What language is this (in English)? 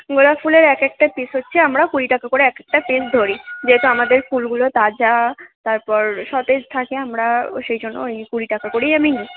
Bangla